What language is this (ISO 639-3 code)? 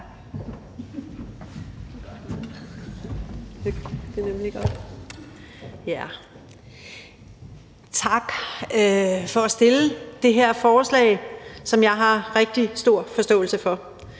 dan